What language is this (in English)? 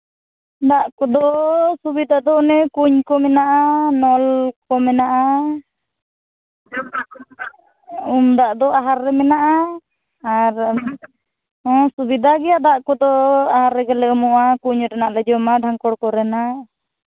Santali